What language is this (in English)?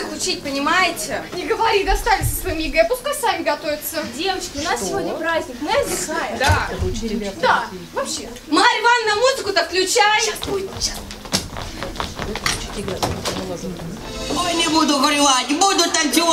Russian